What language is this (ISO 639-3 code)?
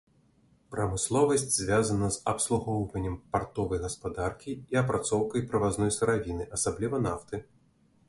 bel